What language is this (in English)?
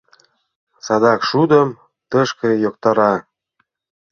Mari